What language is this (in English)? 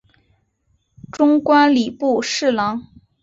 Chinese